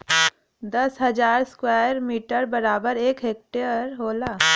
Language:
Bhojpuri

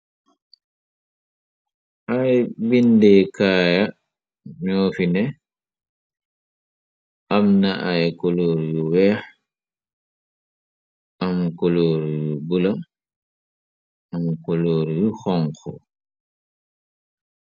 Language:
Wolof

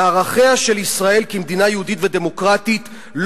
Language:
Hebrew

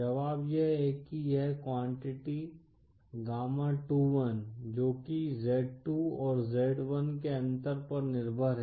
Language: Hindi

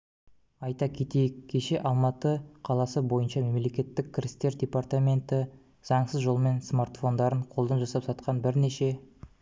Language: Kazakh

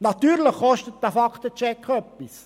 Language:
Swiss German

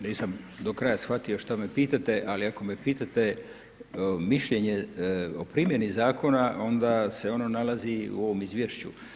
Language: Croatian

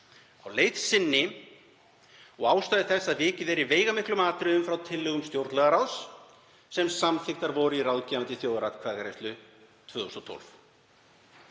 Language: Icelandic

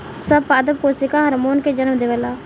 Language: Bhojpuri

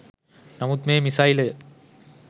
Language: Sinhala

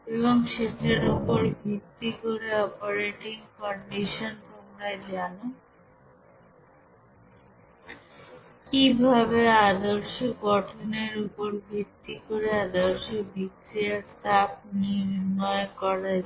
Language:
Bangla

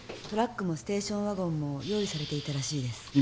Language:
Japanese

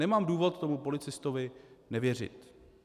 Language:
Czech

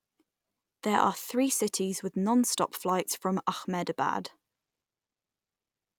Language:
English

